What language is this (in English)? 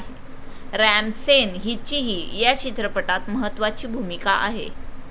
Marathi